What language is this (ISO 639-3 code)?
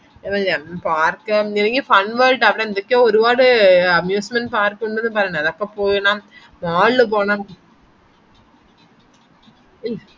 mal